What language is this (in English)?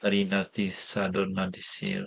Welsh